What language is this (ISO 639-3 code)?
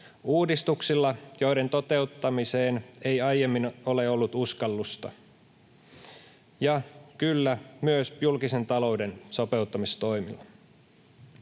fin